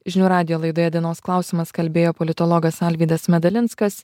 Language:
Lithuanian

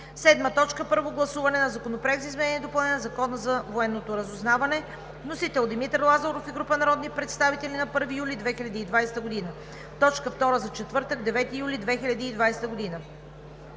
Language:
Bulgarian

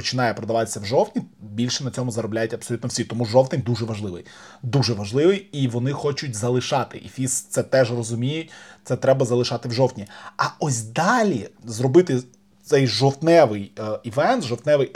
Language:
Ukrainian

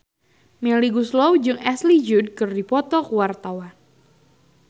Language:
Sundanese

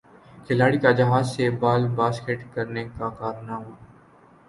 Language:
Urdu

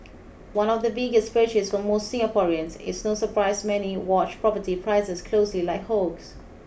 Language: English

